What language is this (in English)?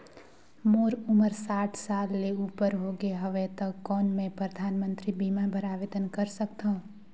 Chhattisgarhi